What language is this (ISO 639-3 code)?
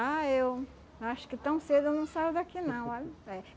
por